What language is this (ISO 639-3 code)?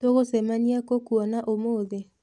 kik